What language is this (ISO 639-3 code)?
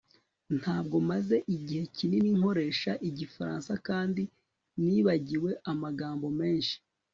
kin